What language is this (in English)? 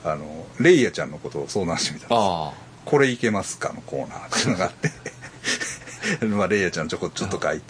Japanese